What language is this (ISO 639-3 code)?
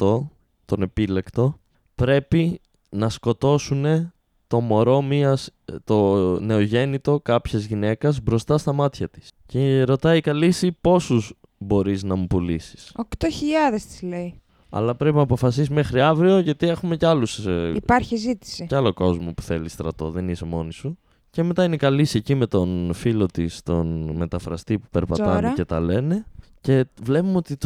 ell